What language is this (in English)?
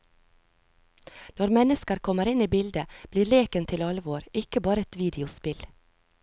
Norwegian